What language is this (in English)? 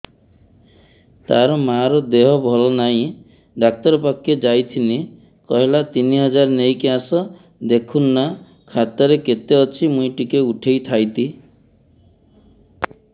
Odia